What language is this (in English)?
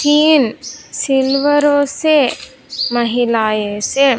Hindi